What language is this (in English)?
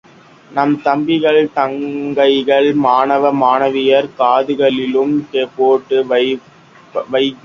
Tamil